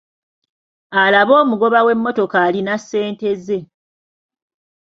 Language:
Ganda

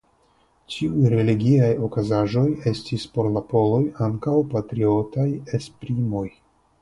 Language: Esperanto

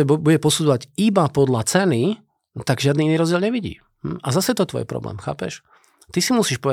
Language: Slovak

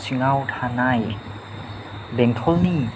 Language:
Bodo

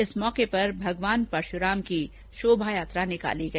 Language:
Hindi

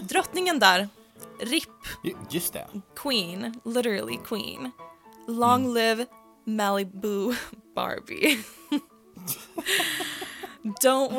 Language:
Swedish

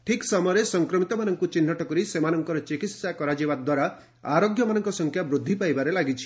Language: Odia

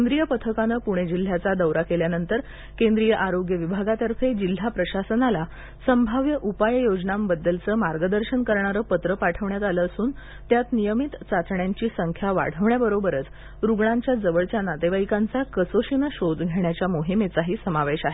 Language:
Marathi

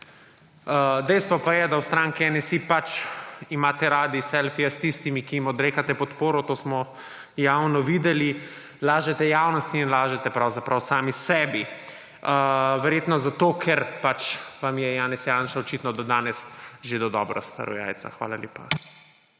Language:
Slovenian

